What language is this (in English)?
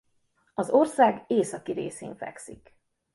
Hungarian